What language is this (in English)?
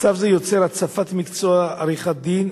Hebrew